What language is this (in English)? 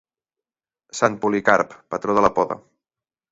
Catalan